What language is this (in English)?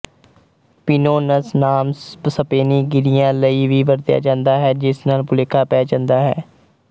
Punjabi